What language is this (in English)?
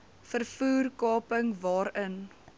Afrikaans